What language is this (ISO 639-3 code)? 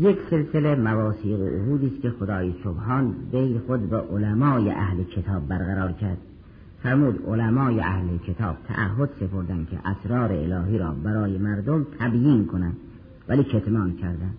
fas